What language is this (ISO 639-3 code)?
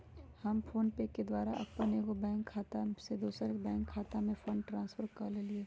mag